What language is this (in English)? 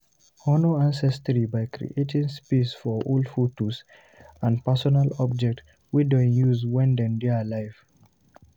Nigerian Pidgin